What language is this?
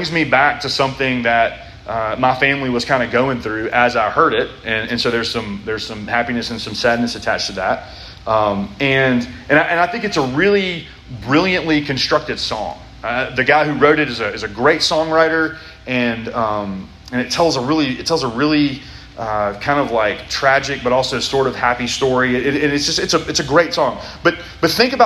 English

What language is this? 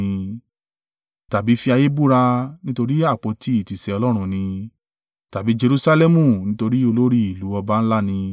Yoruba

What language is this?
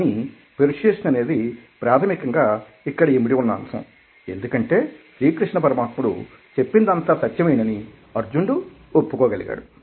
Telugu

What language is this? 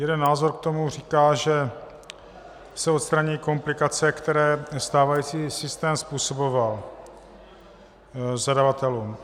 Czech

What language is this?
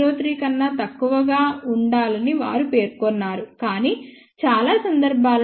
Telugu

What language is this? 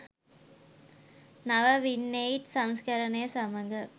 Sinhala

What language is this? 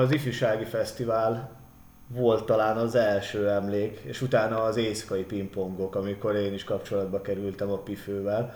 Hungarian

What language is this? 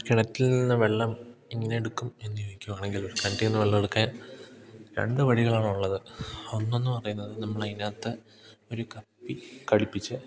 Malayalam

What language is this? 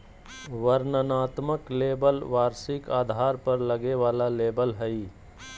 Magahi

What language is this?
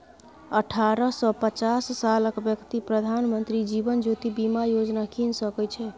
Maithili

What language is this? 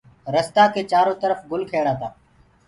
Gurgula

